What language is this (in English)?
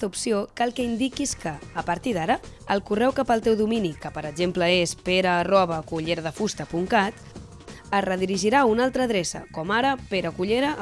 Catalan